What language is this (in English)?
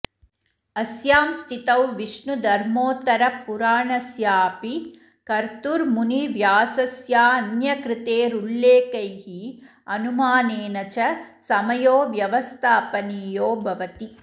Sanskrit